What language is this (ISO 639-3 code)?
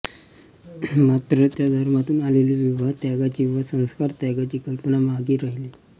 mar